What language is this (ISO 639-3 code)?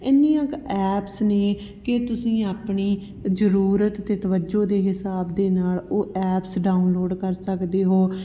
pan